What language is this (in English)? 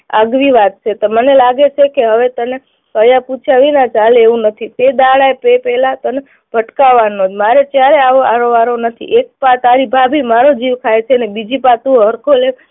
Gujarati